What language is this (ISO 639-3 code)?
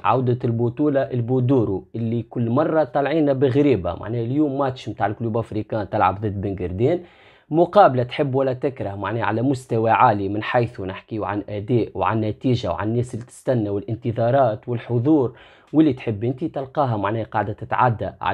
ara